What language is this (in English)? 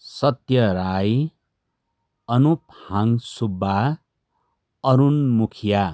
Nepali